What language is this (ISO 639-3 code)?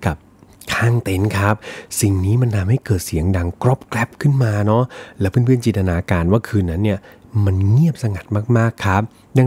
tha